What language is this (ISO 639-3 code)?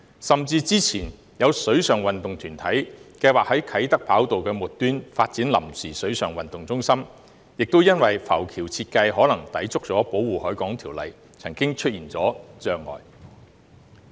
yue